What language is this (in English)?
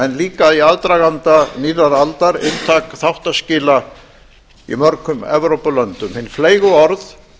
Icelandic